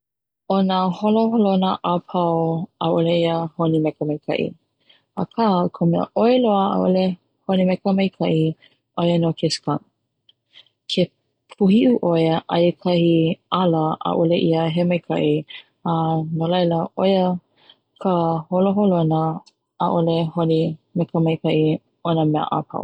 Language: Hawaiian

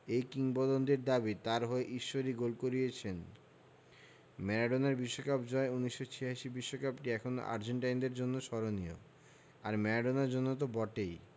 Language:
Bangla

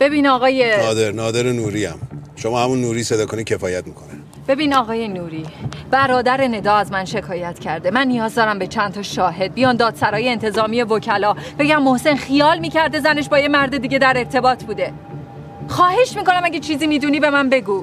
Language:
Persian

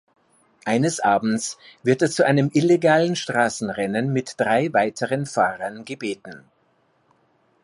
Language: German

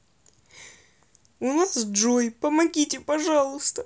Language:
Russian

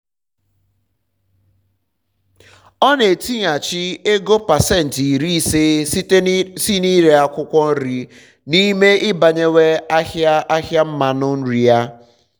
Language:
Igbo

